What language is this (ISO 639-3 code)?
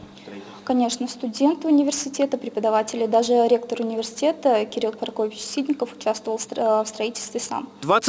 rus